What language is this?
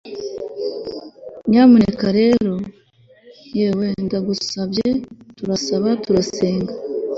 Kinyarwanda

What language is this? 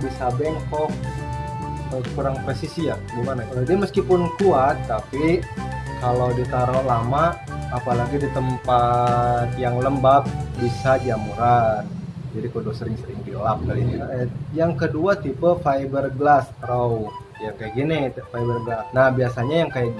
Indonesian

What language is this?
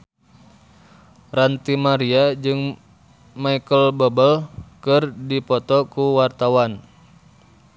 Sundanese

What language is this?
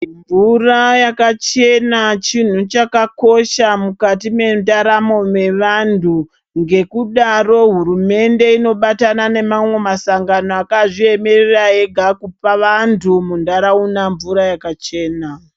Ndau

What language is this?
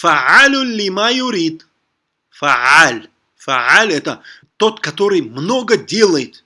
Russian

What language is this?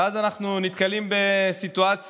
Hebrew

